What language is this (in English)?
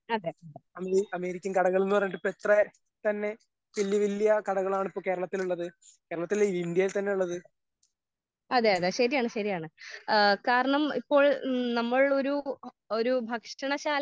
Malayalam